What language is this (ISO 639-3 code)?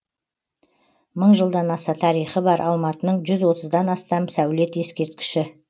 kaz